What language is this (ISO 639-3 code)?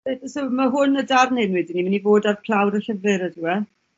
cym